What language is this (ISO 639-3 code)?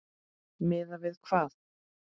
isl